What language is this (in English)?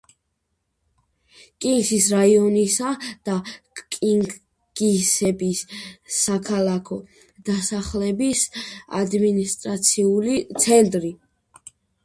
Georgian